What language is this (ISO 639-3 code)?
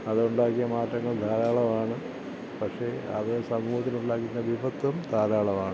mal